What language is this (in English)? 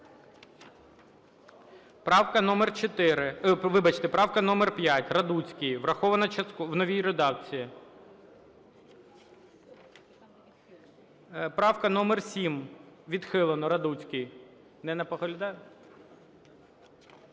Ukrainian